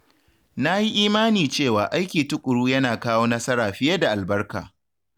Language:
Hausa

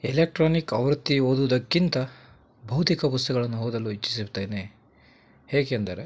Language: Kannada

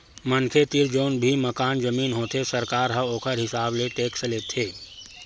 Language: Chhattisgarhi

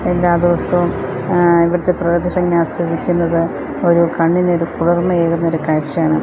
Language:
Malayalam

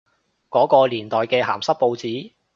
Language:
Cantonese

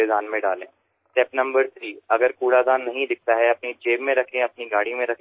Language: Bangla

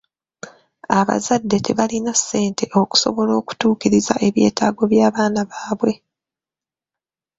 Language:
Ganda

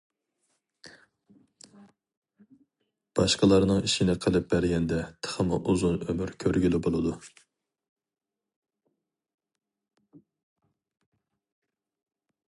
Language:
Uyghur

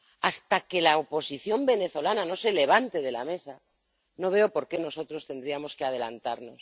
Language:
Spanish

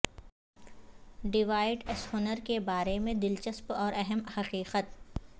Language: Urdu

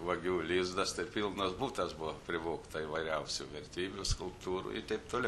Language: Lithuanian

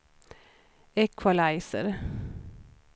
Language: Swedish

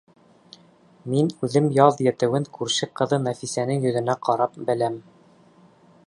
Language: Bashkir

